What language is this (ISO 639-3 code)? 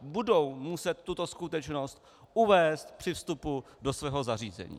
ces